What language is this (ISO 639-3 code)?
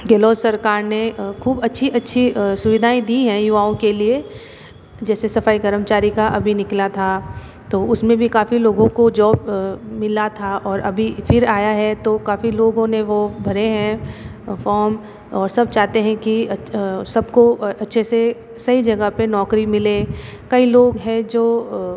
hin